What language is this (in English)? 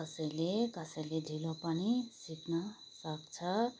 Nepali